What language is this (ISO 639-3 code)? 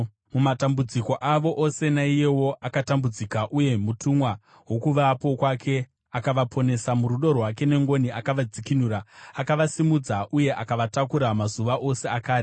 sna